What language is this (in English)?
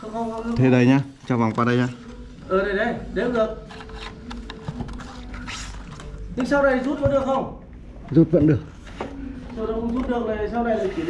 Vietnamese